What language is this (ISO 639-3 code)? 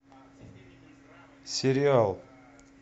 rus